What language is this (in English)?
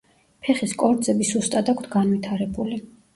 Georgian